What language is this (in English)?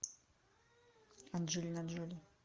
Russian